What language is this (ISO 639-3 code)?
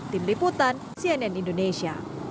ind